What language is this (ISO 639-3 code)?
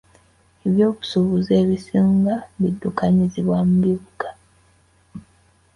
lug